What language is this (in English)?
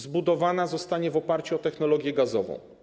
Polish